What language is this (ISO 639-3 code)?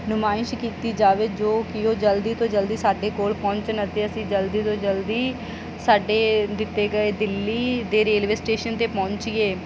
pan